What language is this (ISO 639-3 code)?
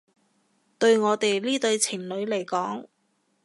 yue